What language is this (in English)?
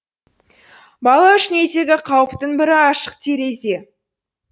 Kazakh